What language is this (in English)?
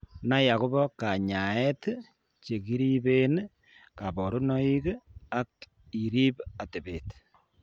Kalenjin